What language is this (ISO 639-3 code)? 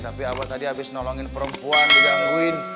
ind